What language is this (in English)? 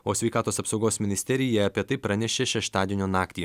Lithuanian